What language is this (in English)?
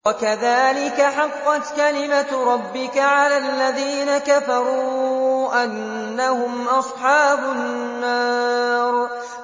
Arabic